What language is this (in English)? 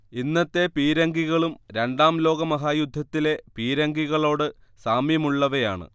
Malayalam